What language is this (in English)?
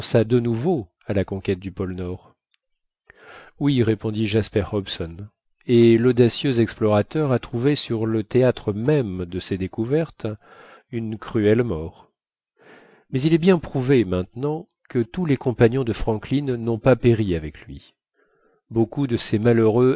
French